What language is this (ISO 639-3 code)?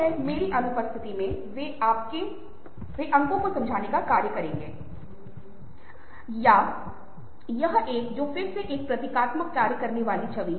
hin